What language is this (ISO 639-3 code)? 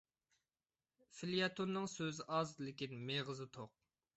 uig